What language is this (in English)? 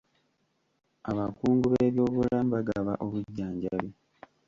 Ganda